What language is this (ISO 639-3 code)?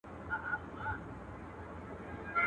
pus